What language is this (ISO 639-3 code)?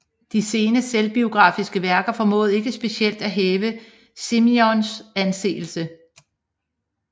dan